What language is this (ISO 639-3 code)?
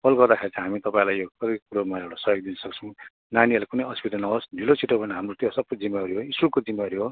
nep